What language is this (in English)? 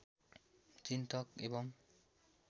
Nepali